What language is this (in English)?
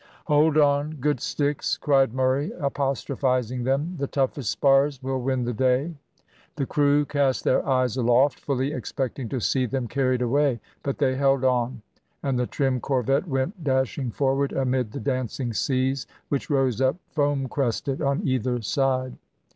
English